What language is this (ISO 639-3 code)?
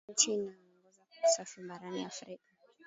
swa